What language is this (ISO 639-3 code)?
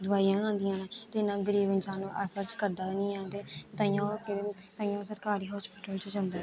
doi